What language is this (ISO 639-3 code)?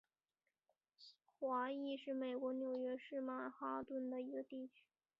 zho